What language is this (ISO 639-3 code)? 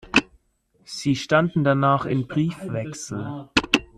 deu